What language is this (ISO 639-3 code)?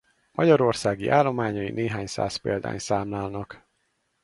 hun